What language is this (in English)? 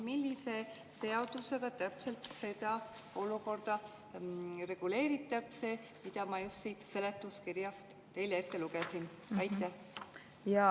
Estonian